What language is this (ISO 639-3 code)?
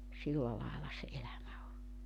fin